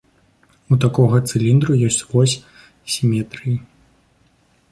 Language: Belarusian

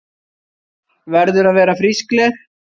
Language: Icelandic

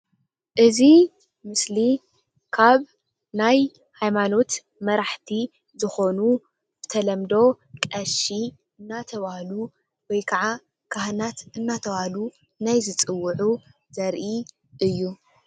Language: Tigrinya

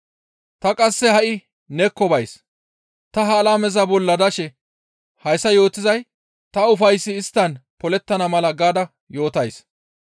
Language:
Gamo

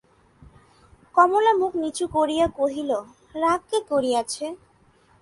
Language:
Bangla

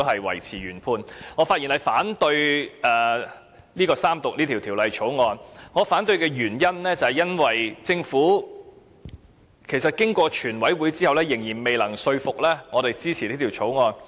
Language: Cantonese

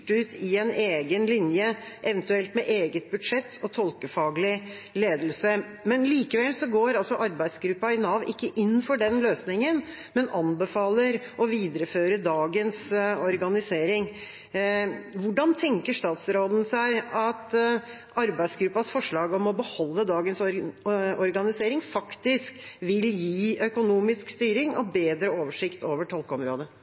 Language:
Norwegian Bokmål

